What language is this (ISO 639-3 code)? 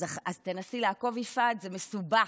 heb